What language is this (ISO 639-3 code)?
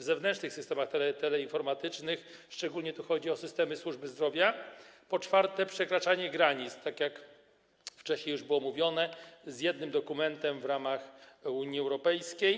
pol